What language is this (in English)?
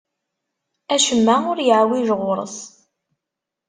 Kabyle